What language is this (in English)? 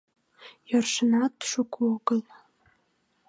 Mari